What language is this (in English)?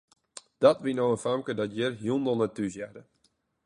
Western Frisian